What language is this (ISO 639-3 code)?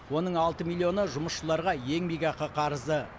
kaz